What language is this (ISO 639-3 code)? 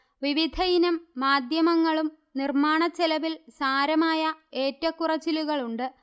mal